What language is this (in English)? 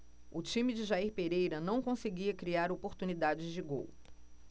Portuguese